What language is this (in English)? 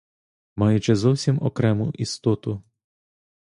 Ukrainian